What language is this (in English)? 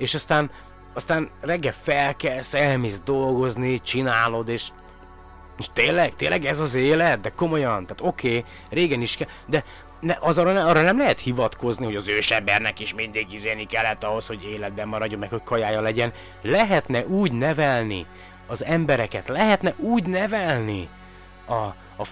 Hungarian